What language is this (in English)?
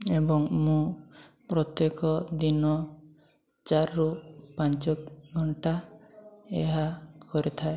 Odia